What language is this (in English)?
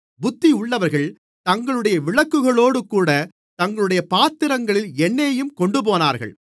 Tamil